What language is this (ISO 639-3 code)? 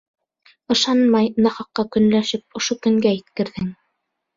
bak